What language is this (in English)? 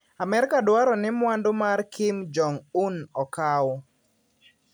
Luo (Kenya and Tanzania)